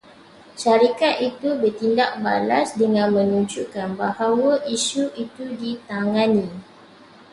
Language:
Malay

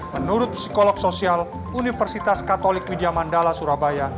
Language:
Indonesian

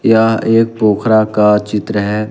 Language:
Hindi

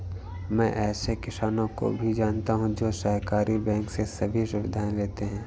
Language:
Hindi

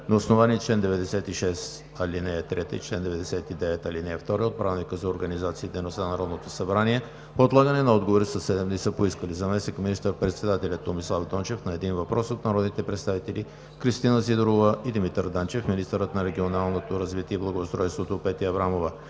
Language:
Bulgarian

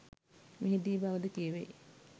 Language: Sinhala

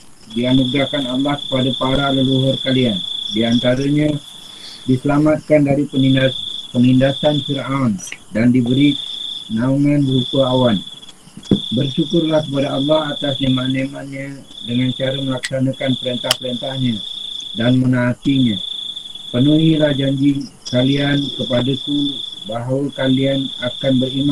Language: Malay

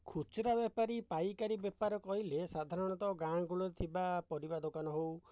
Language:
Odia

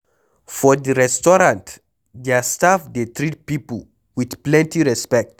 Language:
Nigerian Pidgin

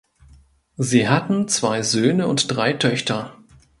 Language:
German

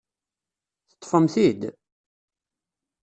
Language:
Kabyle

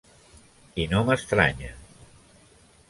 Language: Catalan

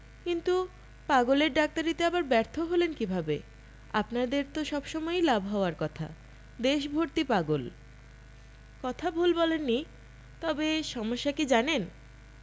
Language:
Bangla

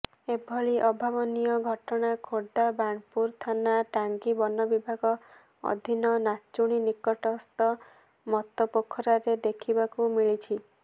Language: Odia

